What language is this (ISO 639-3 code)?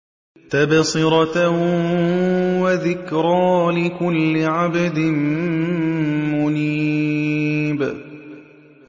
ara